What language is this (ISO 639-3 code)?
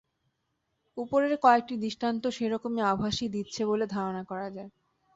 ben